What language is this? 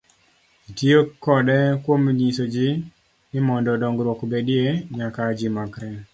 Luo (Kenya and Tanzania)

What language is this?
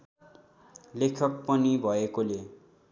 Nepali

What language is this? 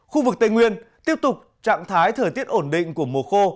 Vietnamese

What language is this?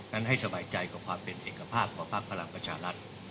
Thai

